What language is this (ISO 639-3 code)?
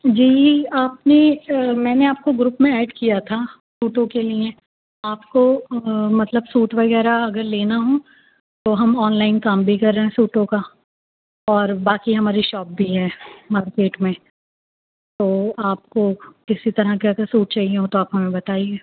urd